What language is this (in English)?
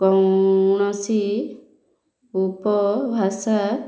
Odia